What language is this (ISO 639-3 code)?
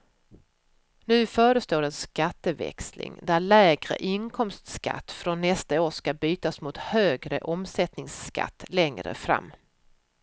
swe